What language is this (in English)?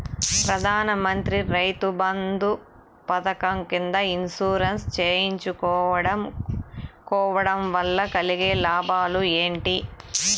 Telugu